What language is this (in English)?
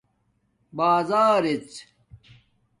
Domaaki